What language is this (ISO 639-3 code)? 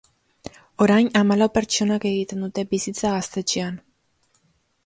eus